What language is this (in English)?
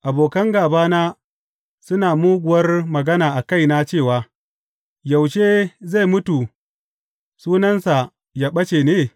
Hausa